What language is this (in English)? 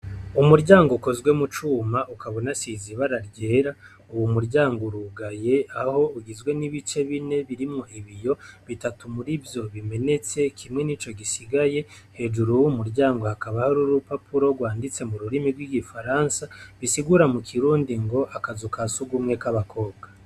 Rundi